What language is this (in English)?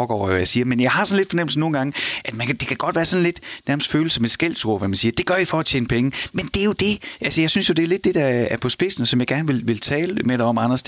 Danish